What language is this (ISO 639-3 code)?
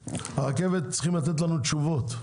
heb